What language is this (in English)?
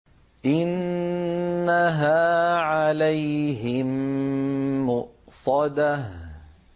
Arabic